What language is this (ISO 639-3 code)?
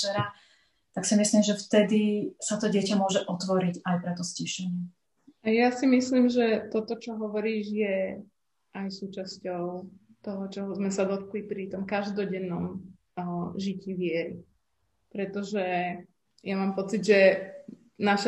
slk